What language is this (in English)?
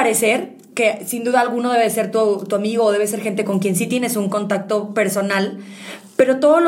Spanish